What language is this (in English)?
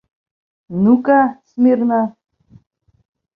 Bashkir